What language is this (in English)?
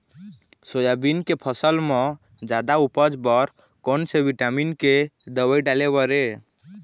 Chhattisgarhi